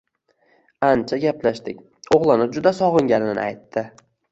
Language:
Uzbek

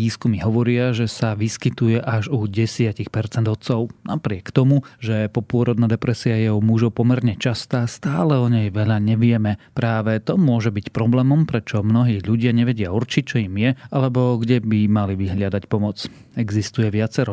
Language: Slovak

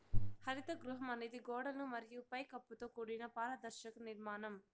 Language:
Telugu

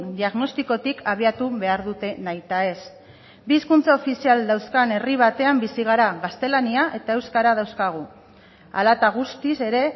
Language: Basque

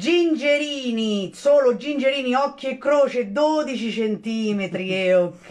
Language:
Italian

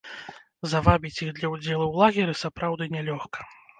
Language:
Belarusian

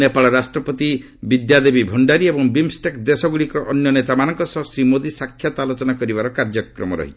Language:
Odia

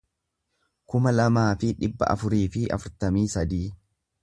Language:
Oromo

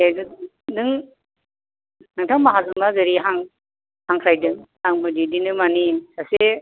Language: Bodo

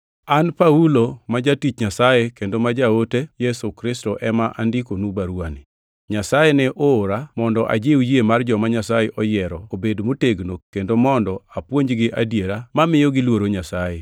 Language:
Luo (Kenya and Tanzania)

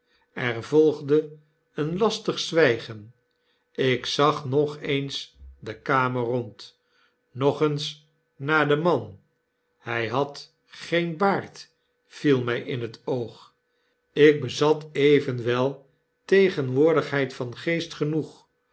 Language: Dutch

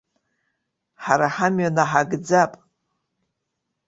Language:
Abkhazian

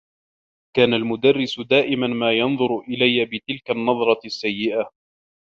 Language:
Arabic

